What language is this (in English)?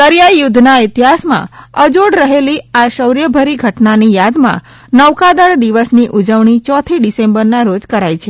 Gujarati